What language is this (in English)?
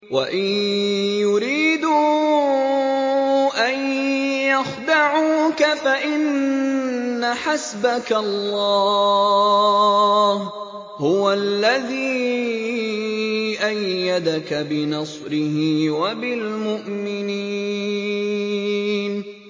Arabic